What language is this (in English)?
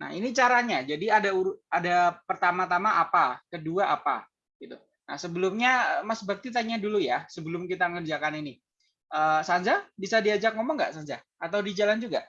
Indonesian